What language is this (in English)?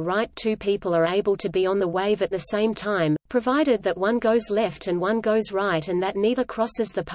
English